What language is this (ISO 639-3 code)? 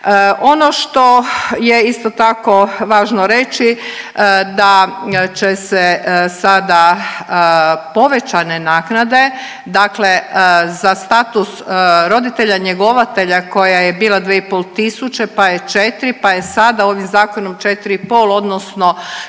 hrv